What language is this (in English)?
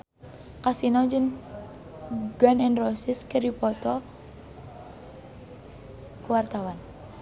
Sundanese